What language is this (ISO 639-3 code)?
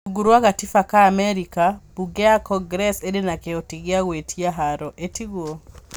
kik